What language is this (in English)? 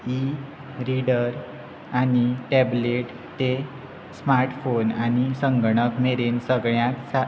Konkani